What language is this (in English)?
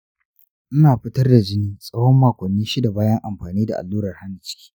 Hausa